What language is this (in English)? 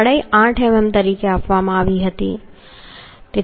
Gujarati